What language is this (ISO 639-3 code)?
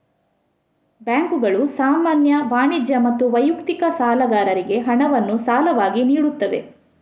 kan